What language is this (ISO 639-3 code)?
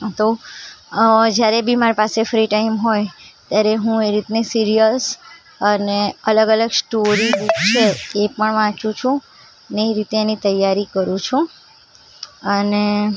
guj